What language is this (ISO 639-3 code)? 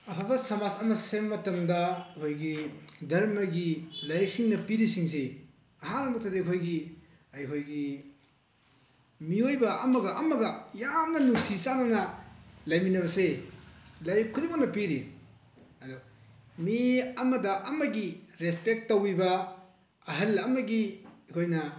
mni